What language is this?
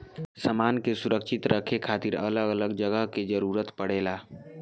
Bhojpuri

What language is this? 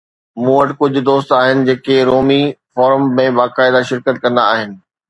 Sindhi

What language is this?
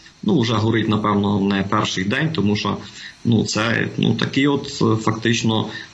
Ukrainian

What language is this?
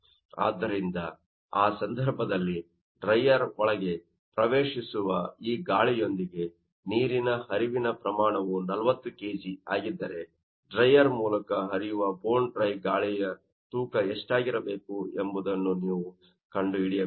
Kannada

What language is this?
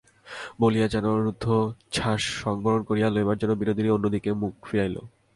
Bangla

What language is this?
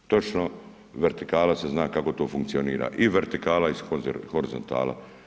Croatian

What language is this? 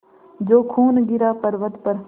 Hindi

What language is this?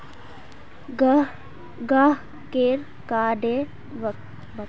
Magahi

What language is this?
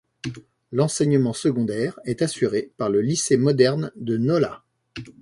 French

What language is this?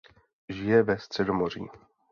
Czech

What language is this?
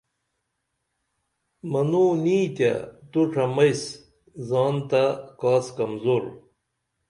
Dameli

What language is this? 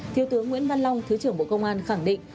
Vietnamese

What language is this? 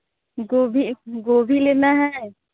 Hindi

